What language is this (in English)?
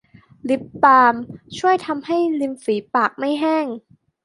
Thai